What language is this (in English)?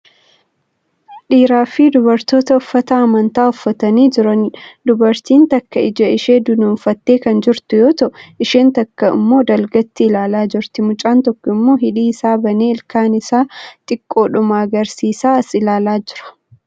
Oromo